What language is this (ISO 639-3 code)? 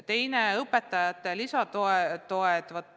est